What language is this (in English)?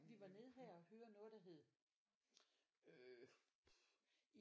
Danish